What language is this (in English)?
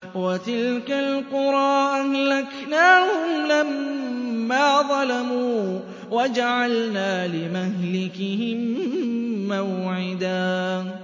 Arabic